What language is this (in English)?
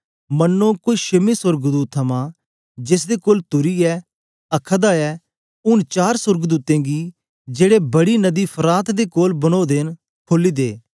Dogri